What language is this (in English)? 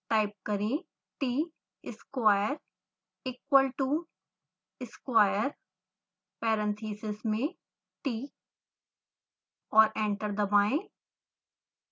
Hindi